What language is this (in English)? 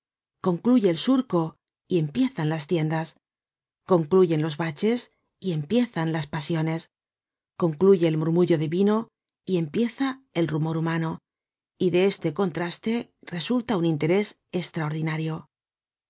Spanish